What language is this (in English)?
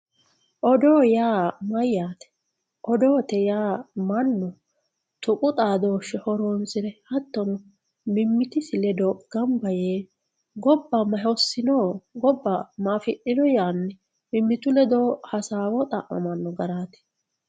Sidamo